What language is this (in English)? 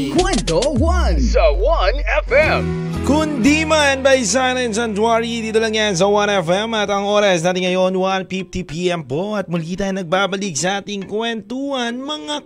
Filipino